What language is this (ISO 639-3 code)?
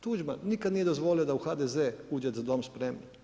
hrv